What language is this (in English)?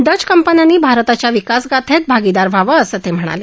Marathi